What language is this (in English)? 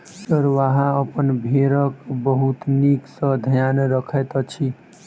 Maithili